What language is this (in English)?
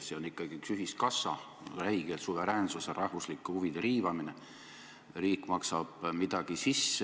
Estonian